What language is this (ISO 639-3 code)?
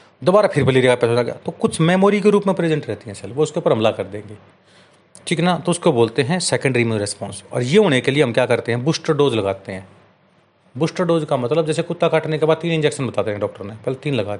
hin